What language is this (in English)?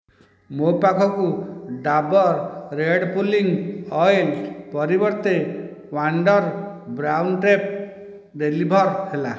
Odia